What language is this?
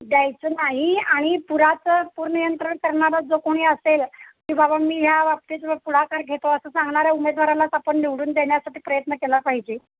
Marathi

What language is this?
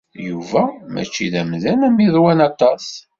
Kabyle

